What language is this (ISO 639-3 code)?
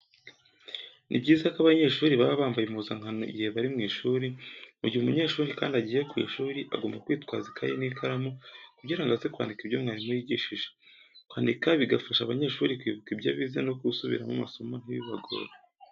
kin